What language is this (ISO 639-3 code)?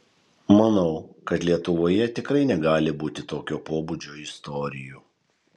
lit